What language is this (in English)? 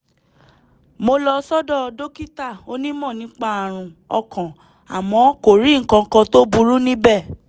Yoruba